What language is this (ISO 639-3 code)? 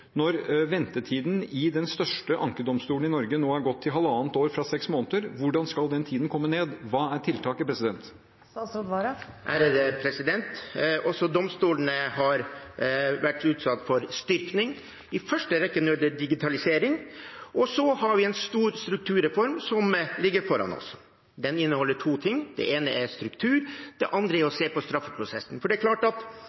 nob